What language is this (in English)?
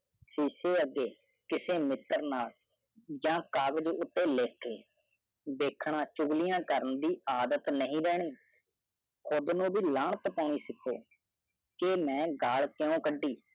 Punjabi